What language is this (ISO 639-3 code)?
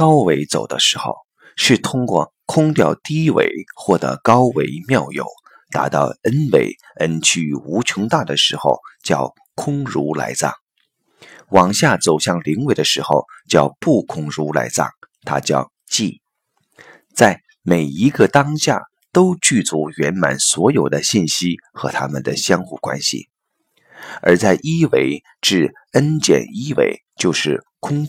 zho